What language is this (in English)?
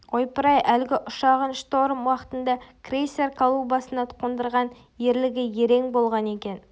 Kazakh